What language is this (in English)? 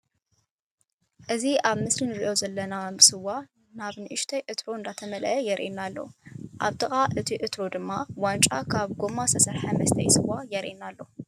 Tigrinya